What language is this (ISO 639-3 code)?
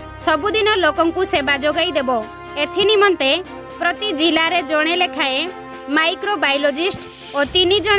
ori